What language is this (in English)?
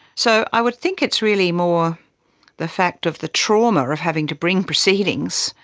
English